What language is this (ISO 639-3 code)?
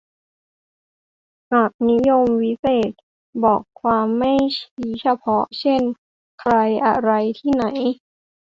tha